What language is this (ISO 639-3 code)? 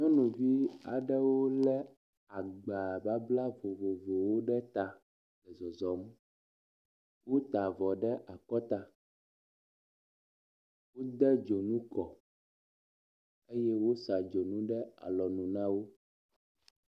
ewe